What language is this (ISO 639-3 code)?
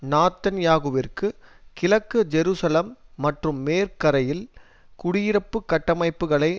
tam